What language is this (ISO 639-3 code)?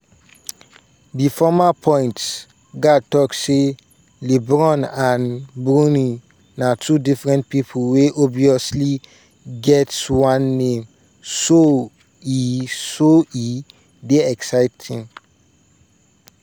pcm